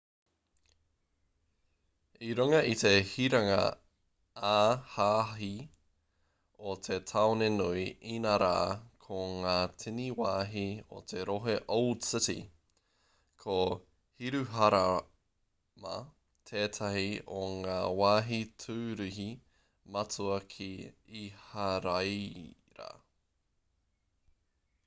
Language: Māori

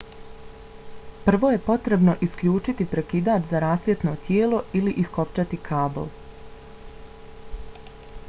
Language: Bosnian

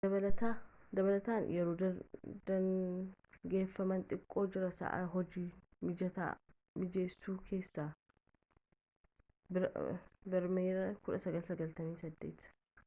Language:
Oromo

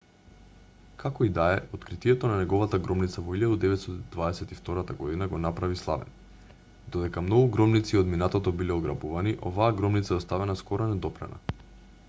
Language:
Macedonian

